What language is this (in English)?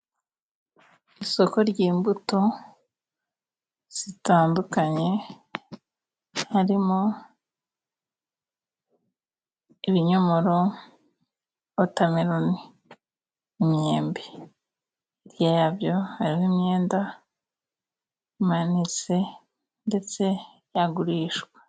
Kinyarwanda